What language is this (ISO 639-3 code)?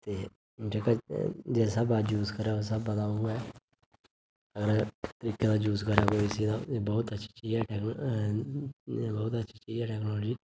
doi